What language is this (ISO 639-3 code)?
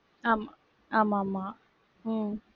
tam